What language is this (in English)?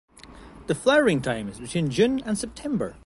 English